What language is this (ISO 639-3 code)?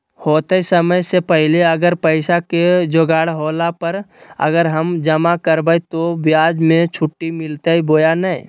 mag